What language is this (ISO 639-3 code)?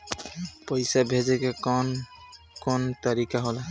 bho